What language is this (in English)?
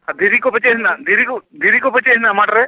Santali